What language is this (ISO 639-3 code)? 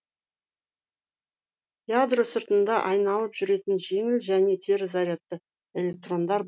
kaz